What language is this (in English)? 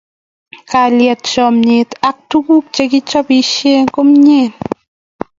Kalenjin